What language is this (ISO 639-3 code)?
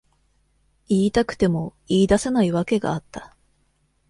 jpn